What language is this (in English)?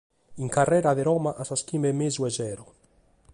Sardinian